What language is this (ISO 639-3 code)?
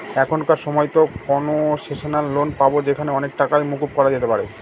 ben